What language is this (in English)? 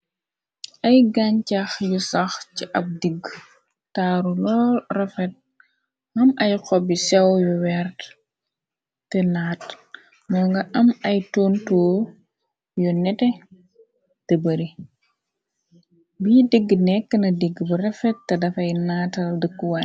Wolof